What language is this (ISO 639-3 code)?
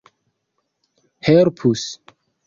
epo